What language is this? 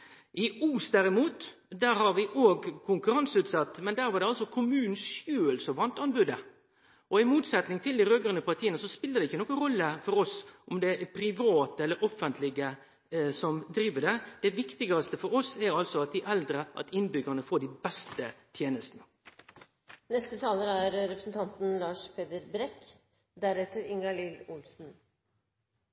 Norwegian Nynorsk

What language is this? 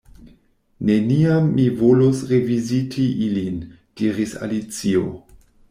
Esperanto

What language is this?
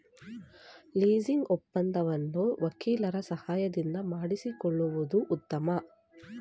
Kannada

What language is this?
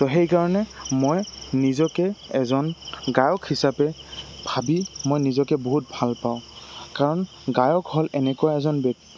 Assamese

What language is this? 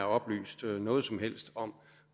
Danish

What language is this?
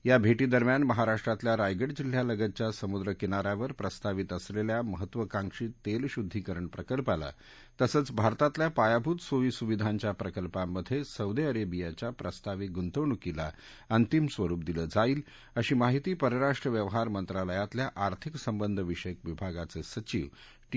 Marathi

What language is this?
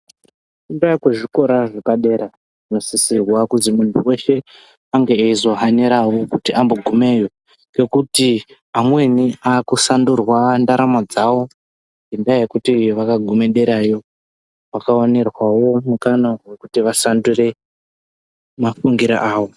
Ndau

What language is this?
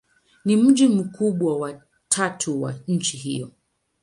Swahili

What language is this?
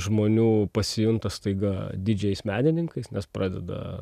Lithuanian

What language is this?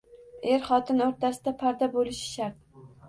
Uzbek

